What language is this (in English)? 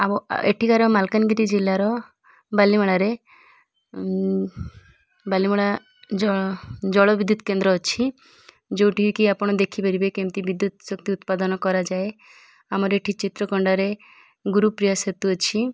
Odia